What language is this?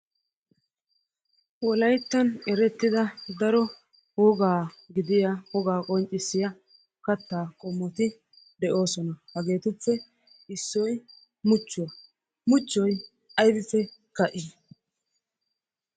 Wolaytta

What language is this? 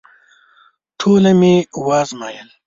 Pashto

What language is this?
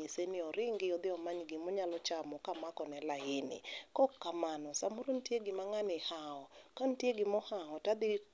Luo (Kenya and Tanzania)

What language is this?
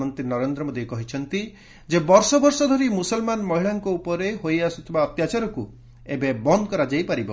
Odia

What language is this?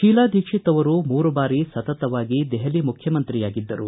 Kannada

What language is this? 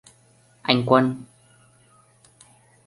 Vietnamese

